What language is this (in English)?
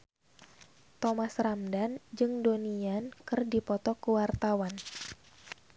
Sundanese